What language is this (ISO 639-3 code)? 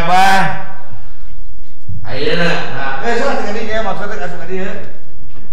ind